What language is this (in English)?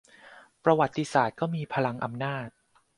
Thai